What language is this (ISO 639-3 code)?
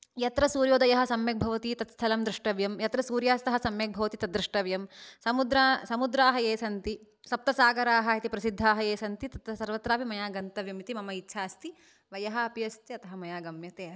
san